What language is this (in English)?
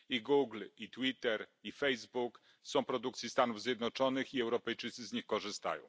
Polish